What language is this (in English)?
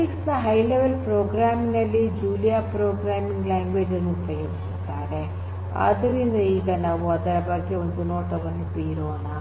Kannada